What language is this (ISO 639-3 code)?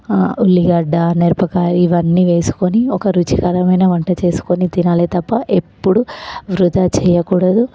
tel